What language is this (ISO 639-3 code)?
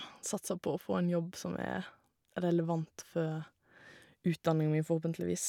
nor